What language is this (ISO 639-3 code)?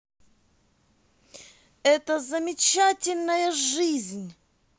rus